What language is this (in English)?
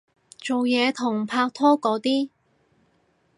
Cantonese